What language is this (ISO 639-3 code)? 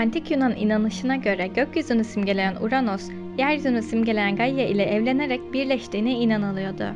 tur